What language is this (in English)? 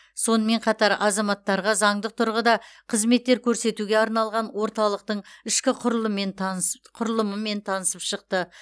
Kazakh